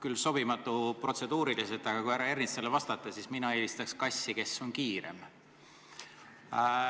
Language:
Estonian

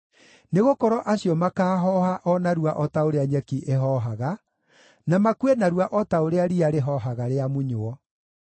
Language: Kikuyu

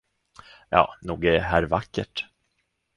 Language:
Swedish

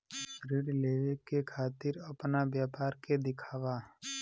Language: Bhojpuri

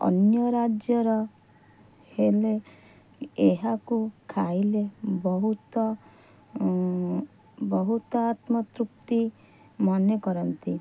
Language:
Odia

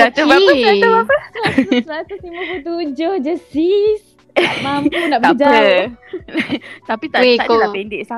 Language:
Malay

